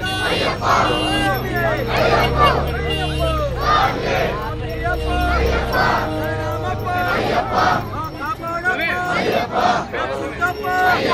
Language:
Arabic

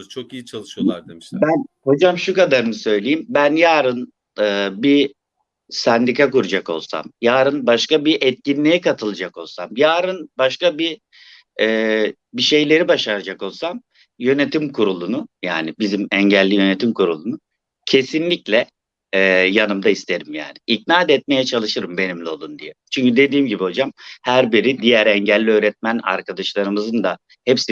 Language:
Turkish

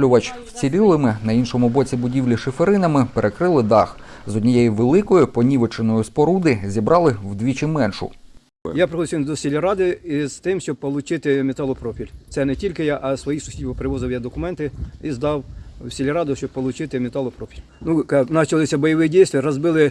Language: Ukrainian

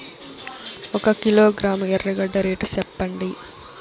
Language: Telugu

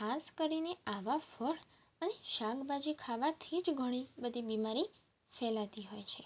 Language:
Gujarati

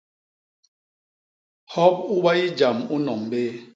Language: Basaa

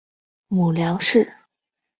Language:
Chinese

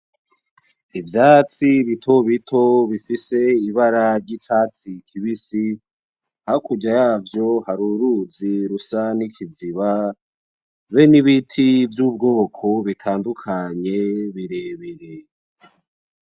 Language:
Rundi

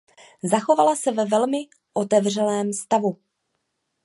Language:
Czech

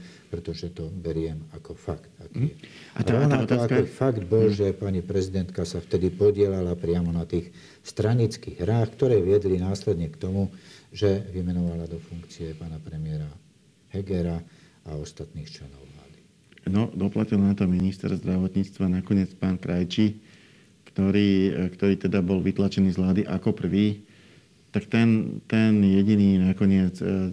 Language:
Slovak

